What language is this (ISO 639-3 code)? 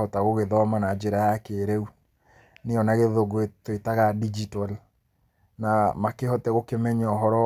kik